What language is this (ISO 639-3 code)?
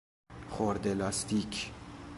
fas